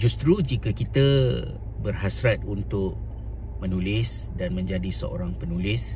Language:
Malay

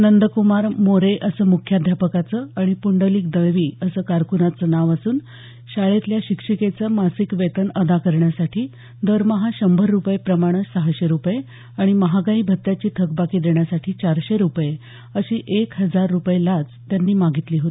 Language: Marathi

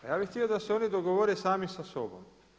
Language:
Croatian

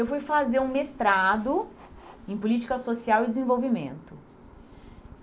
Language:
Portuguese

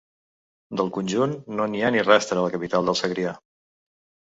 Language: Catalan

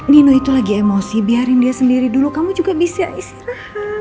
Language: Indonesian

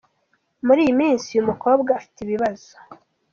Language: Kinyarwanda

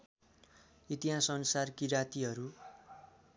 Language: Nepali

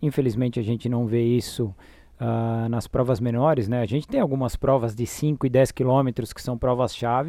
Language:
Portuguese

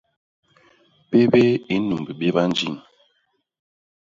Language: Basaa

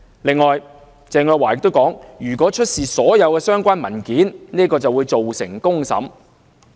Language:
Cantonese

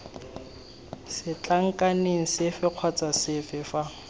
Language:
Tswana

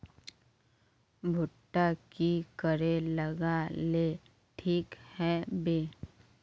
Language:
Magahi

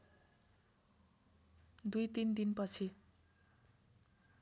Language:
Nepali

